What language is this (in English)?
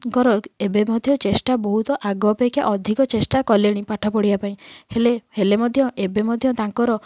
Odia